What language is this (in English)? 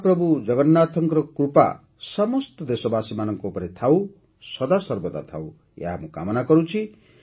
Odia